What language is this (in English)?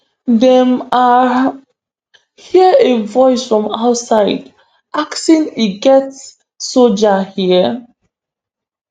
Nigerian Pidgin